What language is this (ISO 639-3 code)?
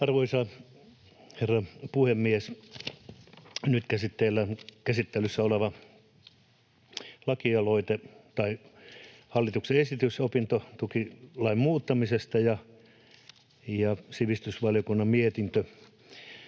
fin